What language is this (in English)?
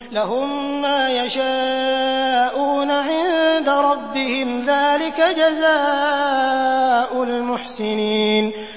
Arabic